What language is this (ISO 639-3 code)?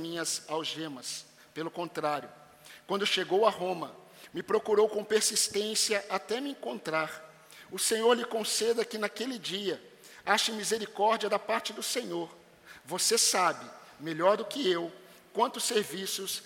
por